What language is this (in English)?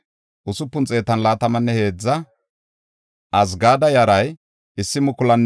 Gofa